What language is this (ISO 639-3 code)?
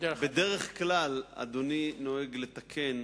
heb